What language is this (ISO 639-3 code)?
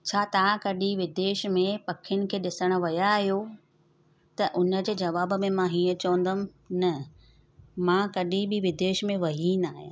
snd